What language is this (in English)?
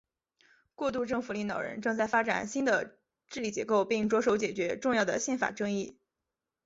Chinese